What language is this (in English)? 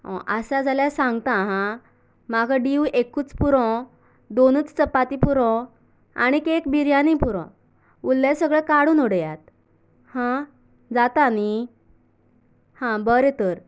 Konkani